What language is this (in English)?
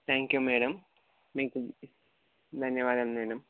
Telugu